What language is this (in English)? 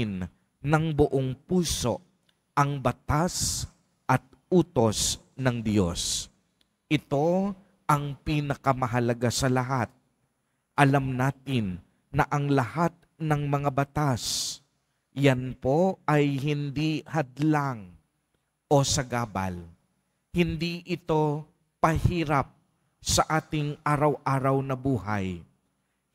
Filipino